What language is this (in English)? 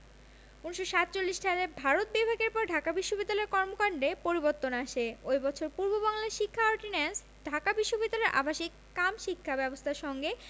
Bangla